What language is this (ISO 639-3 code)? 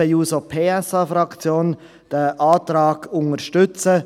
gsw